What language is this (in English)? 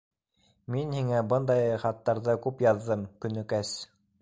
Bashkir